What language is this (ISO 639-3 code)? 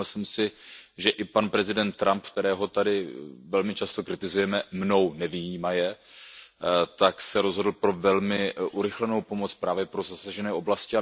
ces